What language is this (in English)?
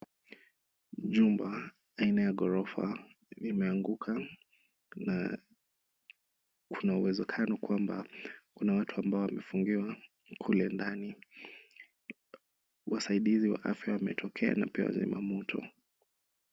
Swahili